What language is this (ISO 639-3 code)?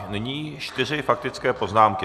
ces